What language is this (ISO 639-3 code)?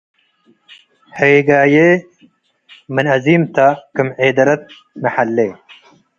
tig